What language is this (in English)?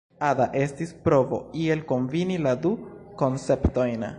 Esperanto